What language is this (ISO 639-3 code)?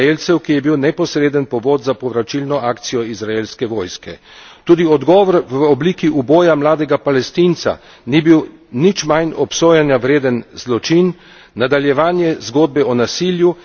slv